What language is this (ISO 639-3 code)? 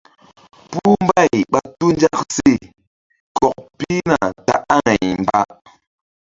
mdd